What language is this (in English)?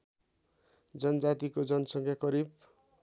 Nepali